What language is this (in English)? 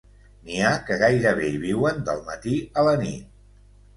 Catalan